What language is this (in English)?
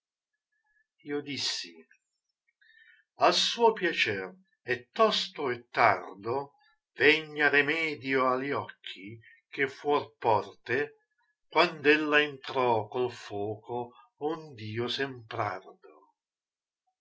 Italian